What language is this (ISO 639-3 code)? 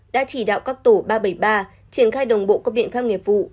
vie